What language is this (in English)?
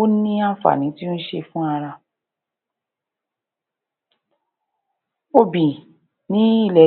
Yoruba